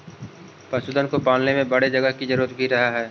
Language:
Magahi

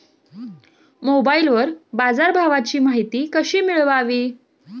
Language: Marathi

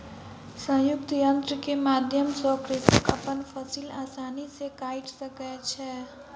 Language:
Maithili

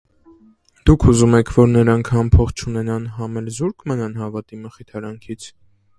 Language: Armenian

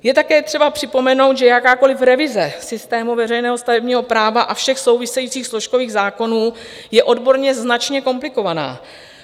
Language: Czech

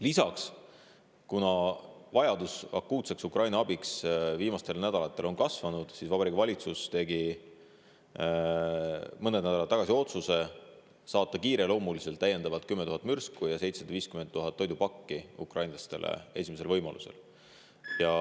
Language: Estonian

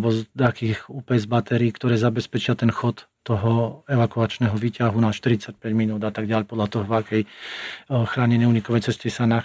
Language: Slovak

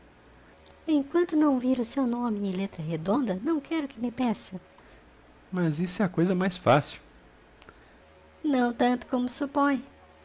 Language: Portuguese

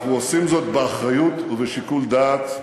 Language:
Hebrew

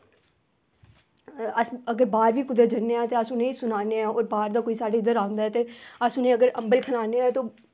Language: Dogri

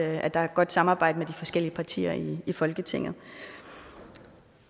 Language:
Danish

